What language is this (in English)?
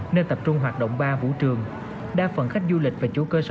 Vietnamese